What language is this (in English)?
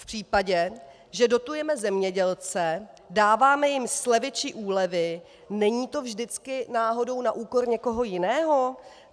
Czech